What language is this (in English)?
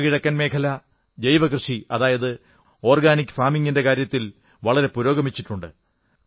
Malayalam